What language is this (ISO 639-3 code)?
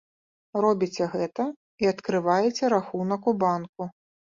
bel